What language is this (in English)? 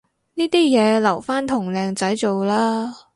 Cantonese